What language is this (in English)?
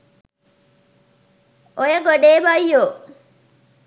Sinhala